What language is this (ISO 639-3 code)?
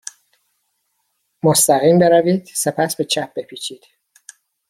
fas